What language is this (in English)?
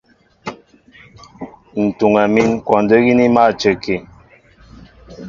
Mbo (Cameroon)